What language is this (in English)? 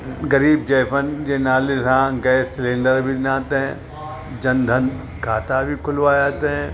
Sindhi